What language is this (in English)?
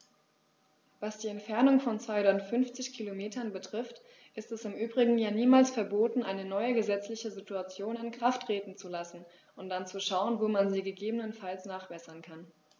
German